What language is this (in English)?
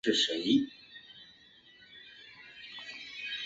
Chinese